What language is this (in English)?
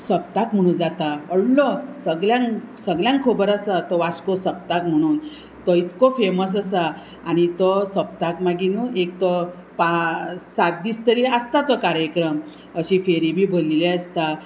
Konkani